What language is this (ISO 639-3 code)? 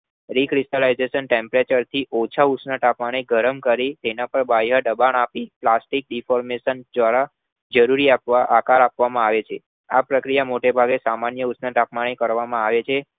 guj